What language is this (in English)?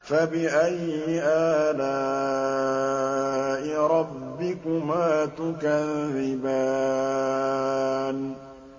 Arabic